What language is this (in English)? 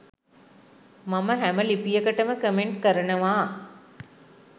Sinhala